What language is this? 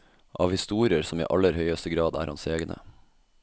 Norwegian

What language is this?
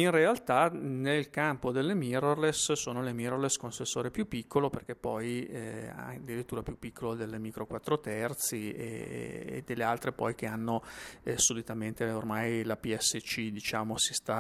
Italian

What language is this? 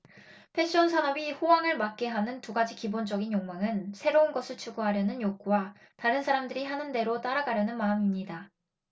Korean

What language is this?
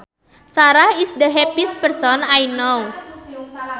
Sundanese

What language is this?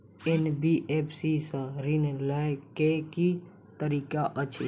Maithili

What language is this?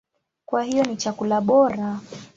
Swahili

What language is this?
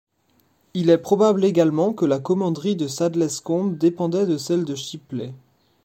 French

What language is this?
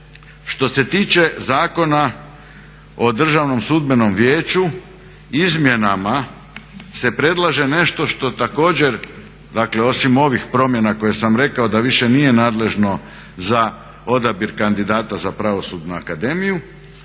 Croatian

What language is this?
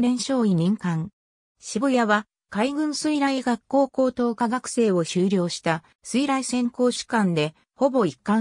Japanese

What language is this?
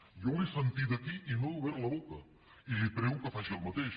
Catalan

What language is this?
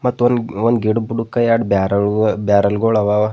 Kannada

